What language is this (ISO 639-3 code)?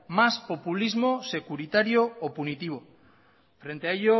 spa